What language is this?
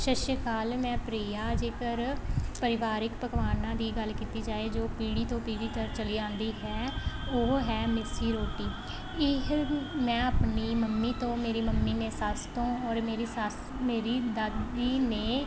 Punjabi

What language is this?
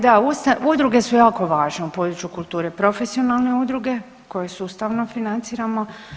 Croatian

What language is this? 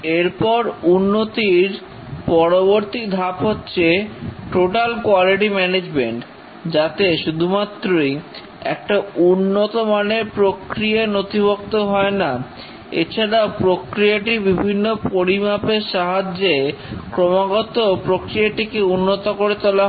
Bangla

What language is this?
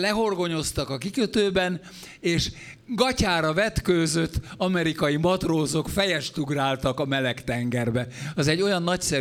Hungarian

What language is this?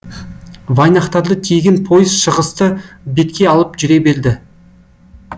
Kazakh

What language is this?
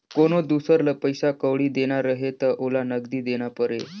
Chhattisgarhi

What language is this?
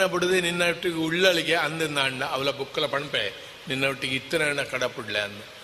Kannada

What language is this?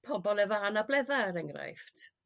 Welsh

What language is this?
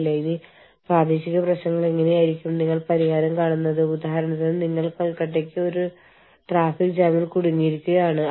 Malayalam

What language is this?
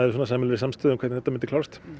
Icelandic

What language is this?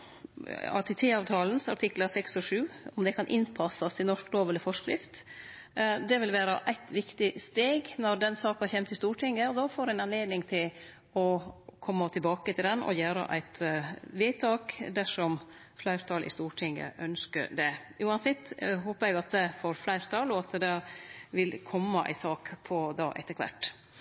Norwegian Nynorsk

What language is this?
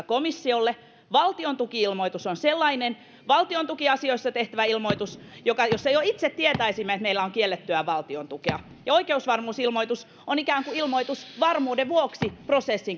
Finnish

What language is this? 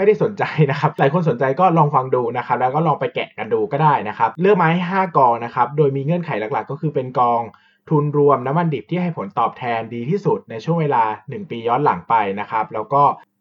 Thai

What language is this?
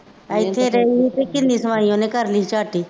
Punjabi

